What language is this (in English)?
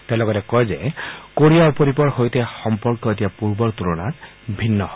Assamese